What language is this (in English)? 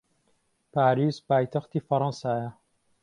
Central Kurdish